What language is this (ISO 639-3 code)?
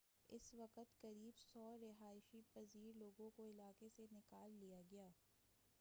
urd